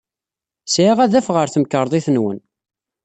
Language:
Kabyle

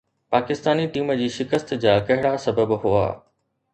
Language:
Sindhi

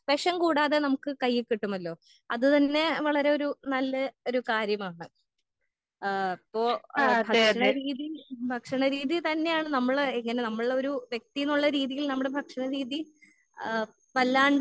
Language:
Malayalam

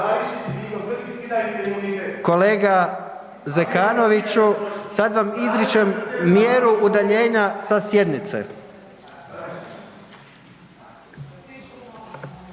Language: Croatian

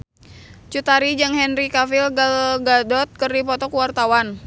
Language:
Sundanese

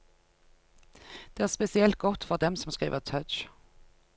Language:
Norwegian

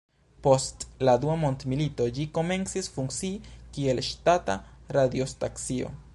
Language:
Esperanto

